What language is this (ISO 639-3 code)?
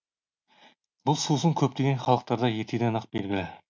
kaz